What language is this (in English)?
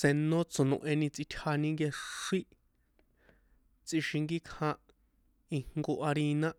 San Juan Atzingo Popoloca